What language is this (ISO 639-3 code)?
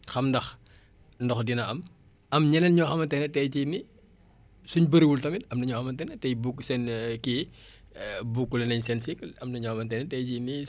wol